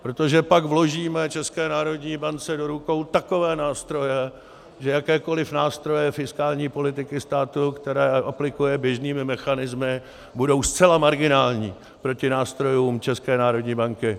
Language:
Czech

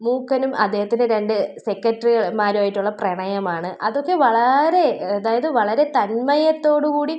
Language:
Malayalam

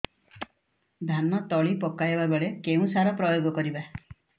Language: Odia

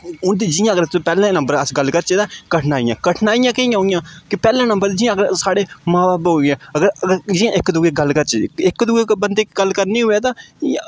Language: Dogri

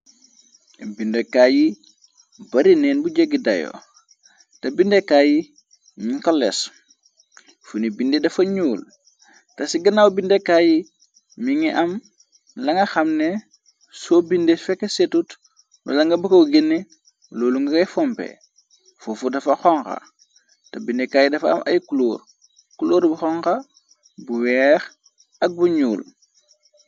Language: Wolof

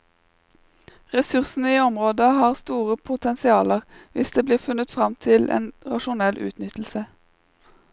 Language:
Norwegian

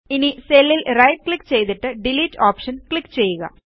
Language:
Malayalam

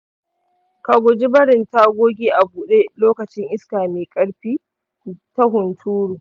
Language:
Hausa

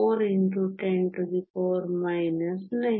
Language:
Kannada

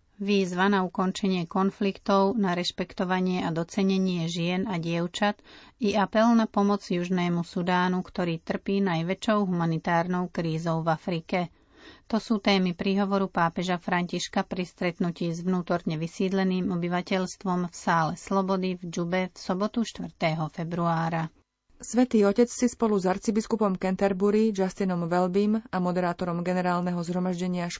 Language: Slovak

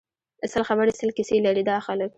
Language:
Pashto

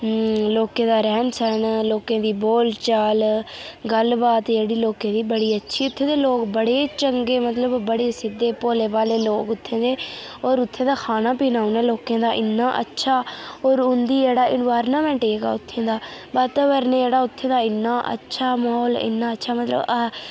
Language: Dogri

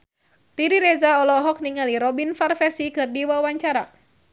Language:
Sundanese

